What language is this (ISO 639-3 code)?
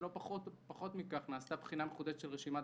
heb